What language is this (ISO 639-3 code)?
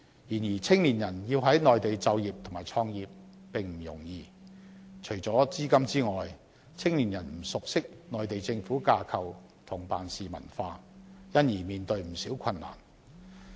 yue